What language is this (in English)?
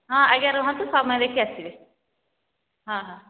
Odia